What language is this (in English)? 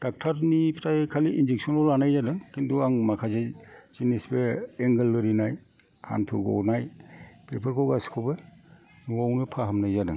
Bodo